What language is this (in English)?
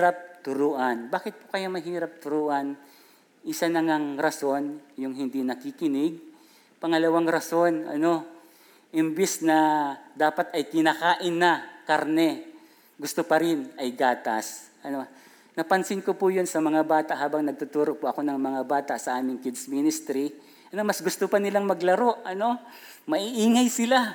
Filipino